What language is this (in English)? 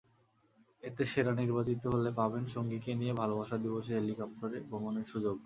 Bangla